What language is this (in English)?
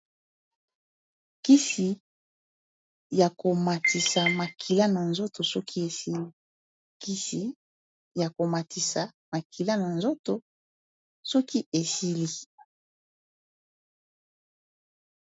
Lingala